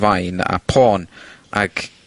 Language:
Welsh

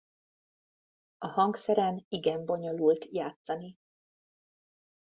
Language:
Hungarian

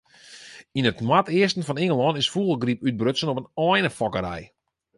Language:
Western Frisian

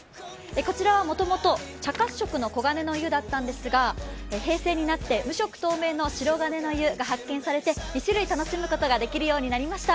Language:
Japanese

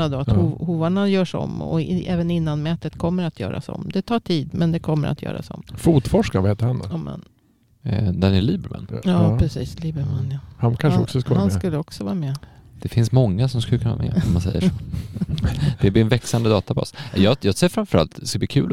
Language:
Swedish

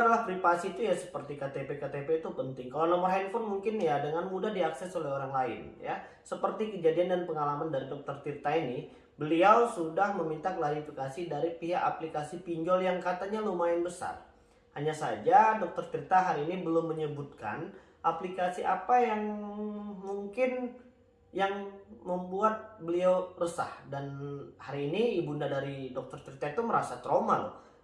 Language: Indonesian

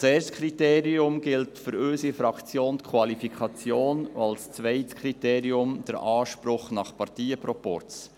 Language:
Swiss German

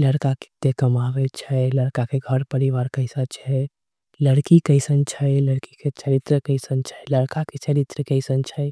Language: Angika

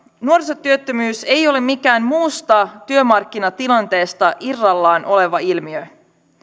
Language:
Finnish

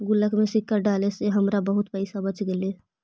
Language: Magahi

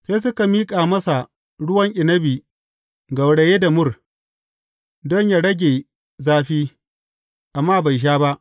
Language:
Hausa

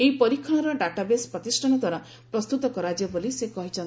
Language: Odia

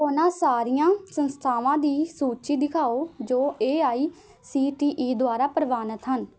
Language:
Punjabi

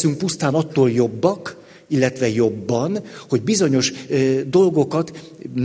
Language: Hungarian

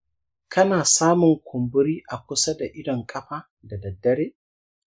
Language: Hausa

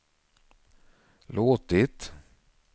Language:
Swedish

